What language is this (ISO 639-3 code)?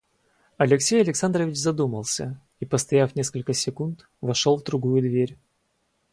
rus